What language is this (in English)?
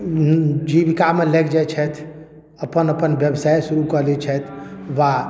Maithili